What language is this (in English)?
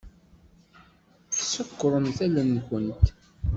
Kabyle